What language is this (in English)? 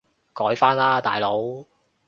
Cantonese